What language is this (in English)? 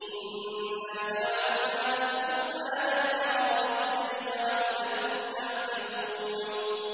Arabic